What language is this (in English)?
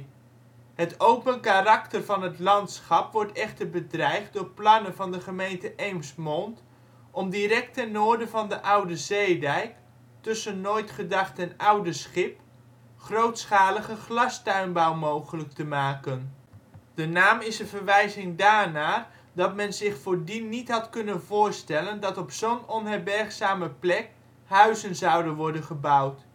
Dutch